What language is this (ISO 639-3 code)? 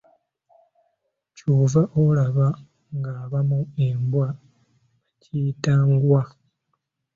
lug